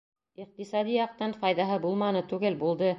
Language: Bashkir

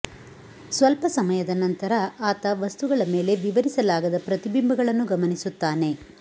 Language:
Kannada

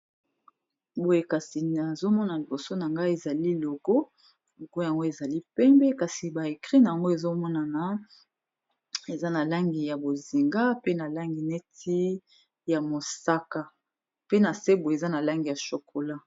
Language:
Lingala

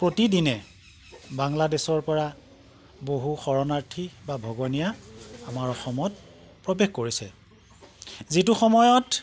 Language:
Assamese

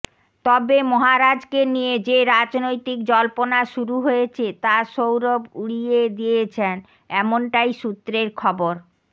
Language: Bangla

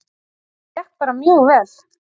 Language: Icelandic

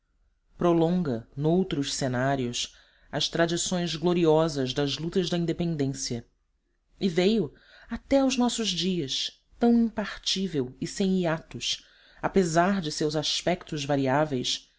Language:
Portuguese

